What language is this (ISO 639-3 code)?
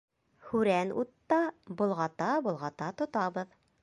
bak